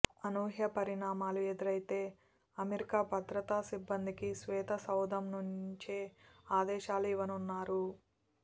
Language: Telugu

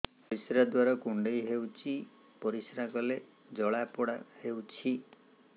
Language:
Odia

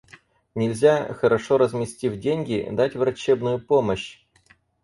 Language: Russian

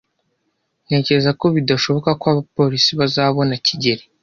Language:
Kinyarwanda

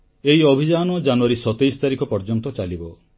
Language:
Odia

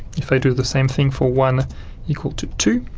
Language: English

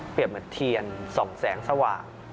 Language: Thai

